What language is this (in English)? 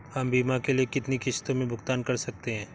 Hindi